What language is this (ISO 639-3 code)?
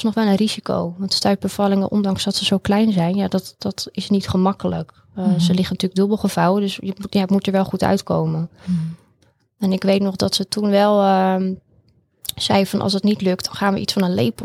nld